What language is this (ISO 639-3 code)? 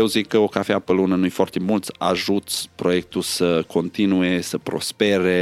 ron